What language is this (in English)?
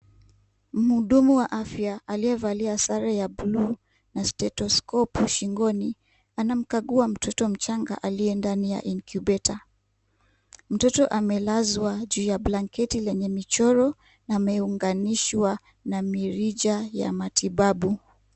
Swahili